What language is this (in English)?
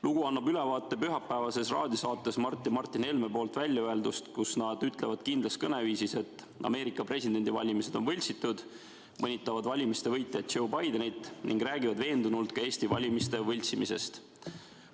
Estonian